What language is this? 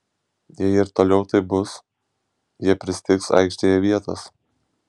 Lithuanian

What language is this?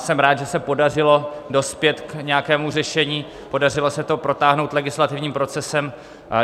Czech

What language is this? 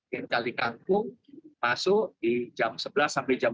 Indonesian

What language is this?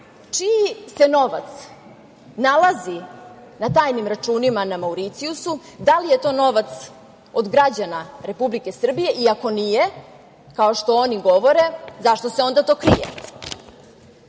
Serbian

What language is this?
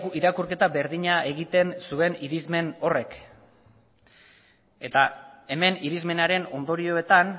Basque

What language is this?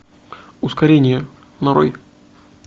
Russian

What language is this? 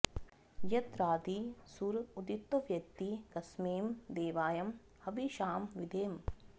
Sanskrit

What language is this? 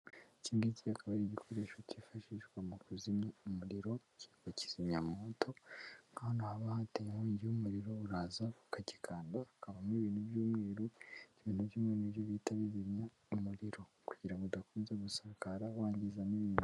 Kinyarwanda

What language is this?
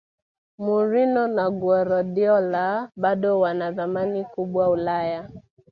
Swahili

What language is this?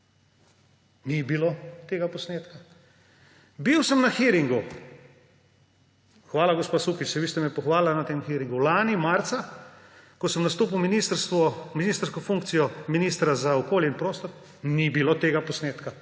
Slovenian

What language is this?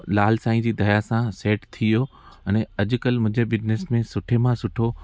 Sindhi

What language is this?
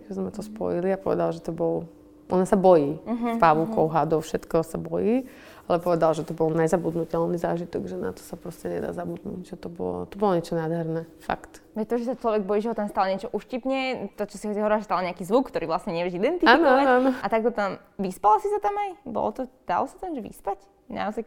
Slovak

